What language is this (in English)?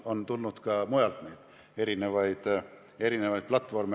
Estonian